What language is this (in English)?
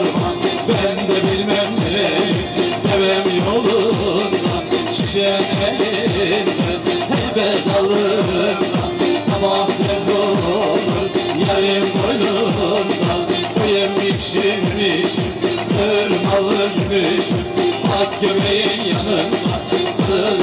Arabic